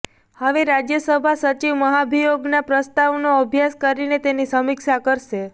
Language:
Gujarati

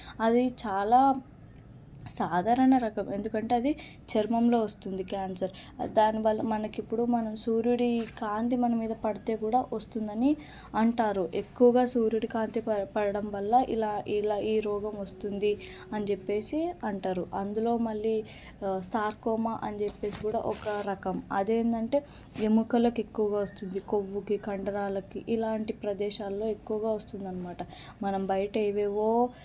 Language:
Telugu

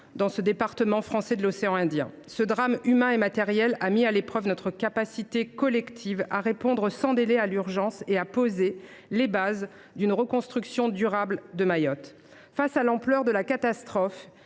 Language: French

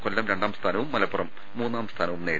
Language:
Malayalam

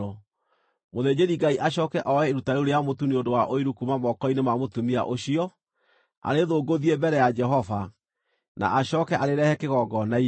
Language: Kikuyu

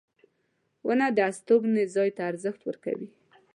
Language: Pashto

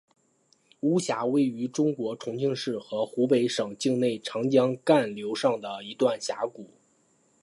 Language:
Chinese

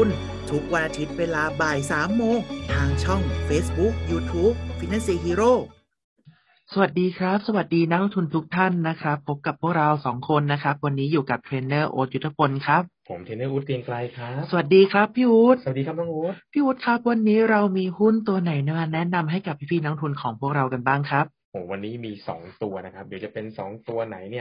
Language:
Thai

